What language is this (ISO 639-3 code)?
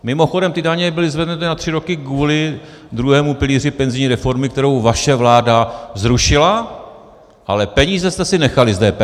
ces